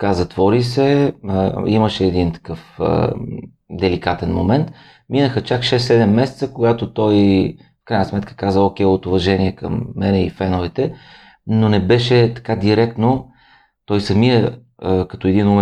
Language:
Bulgarian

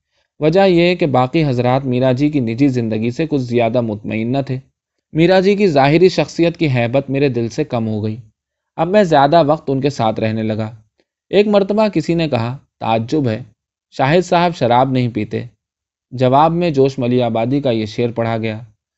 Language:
Urdu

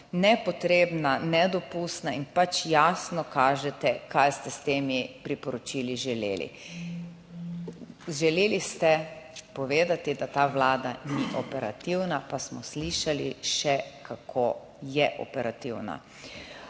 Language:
Slovenian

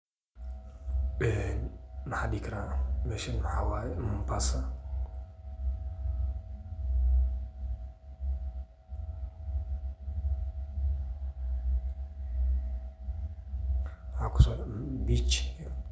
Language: Somali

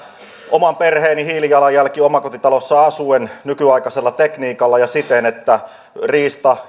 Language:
Finnish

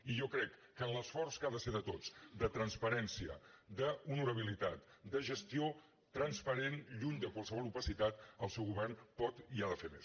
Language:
Catalan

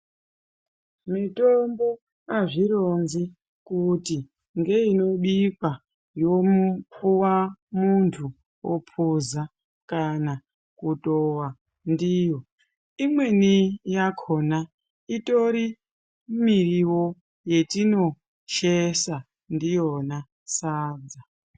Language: Ndau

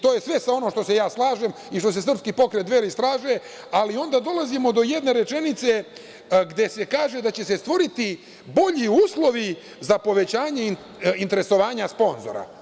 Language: Serbian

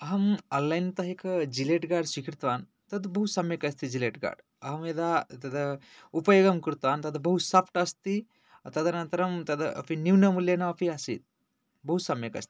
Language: Sanskrit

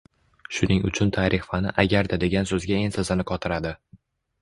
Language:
Uzbek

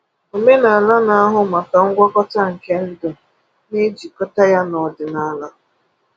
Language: Igbo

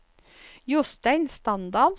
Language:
Norwegian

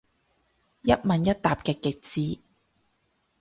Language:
Cantonese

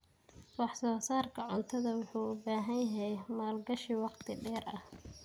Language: Somali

